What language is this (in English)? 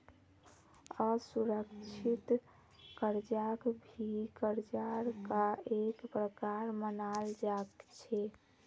Magahi